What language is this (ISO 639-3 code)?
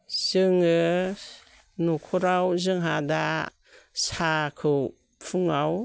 brx